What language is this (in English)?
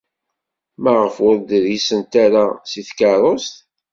Kabyle